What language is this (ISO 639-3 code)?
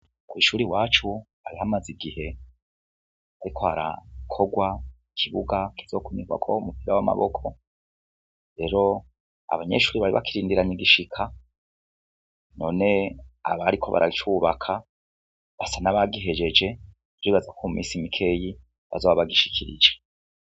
run